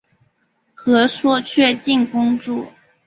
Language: Chinese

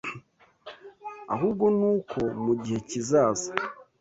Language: Kinyarwanda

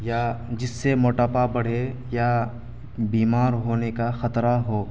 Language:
Urdu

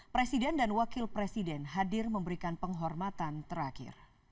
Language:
Indonesian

